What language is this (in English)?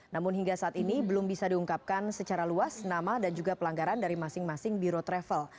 Indonesian